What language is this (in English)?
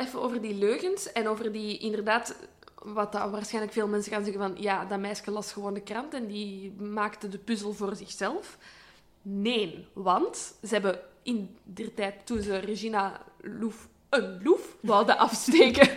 Dutch